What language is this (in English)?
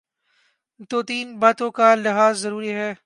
Urdu